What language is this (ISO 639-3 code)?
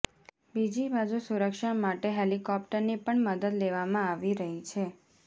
guj